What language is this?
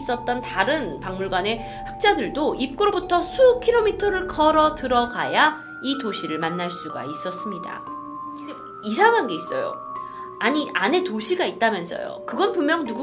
Korean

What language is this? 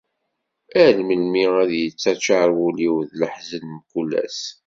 Kabyle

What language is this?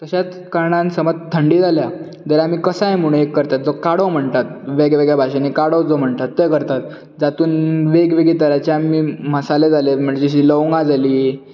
Konkani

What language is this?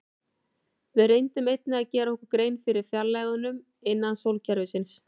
Icelandic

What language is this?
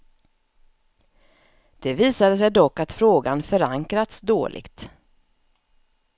Swedish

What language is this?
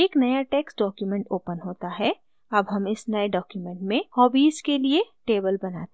Hindi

